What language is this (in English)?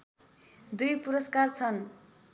Nepali